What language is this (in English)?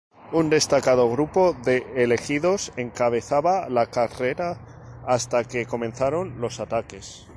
Spanish